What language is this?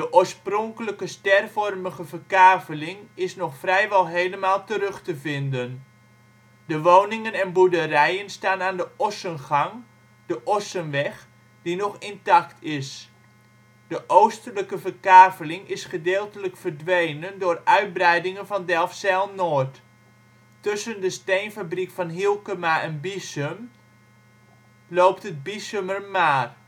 Dutch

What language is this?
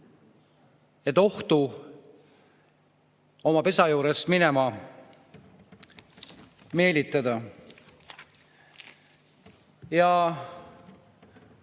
Estonian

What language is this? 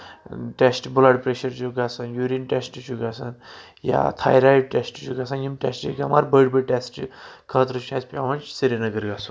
Kashmiri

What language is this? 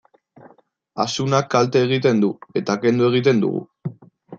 Basque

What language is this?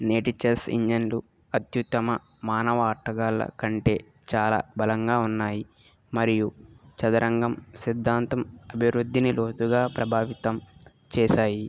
Telugu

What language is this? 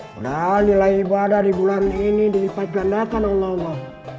Indonesian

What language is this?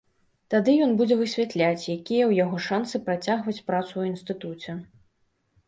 Belarusian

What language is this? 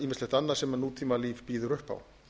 Icelandic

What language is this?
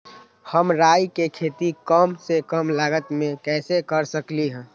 Magahi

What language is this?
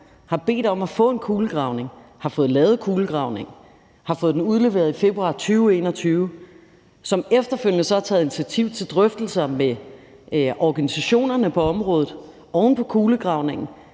Danish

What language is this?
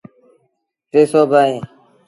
Sindhi Bhil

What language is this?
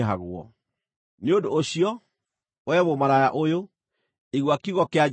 Kikuyu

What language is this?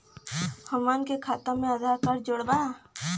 Bhojpuri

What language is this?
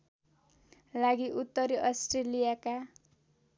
Nepali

